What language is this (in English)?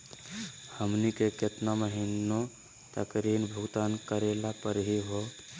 Magahi